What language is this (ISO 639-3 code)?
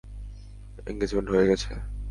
ben